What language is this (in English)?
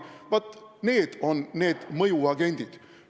Estonian